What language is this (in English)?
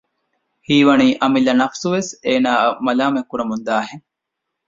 Divehi